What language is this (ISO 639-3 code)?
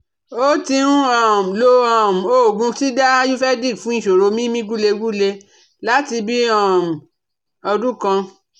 yor